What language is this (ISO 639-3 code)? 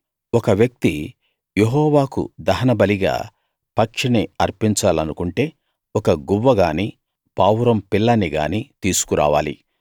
tel